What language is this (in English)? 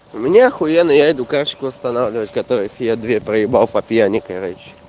Russian